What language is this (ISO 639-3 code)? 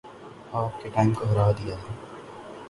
urd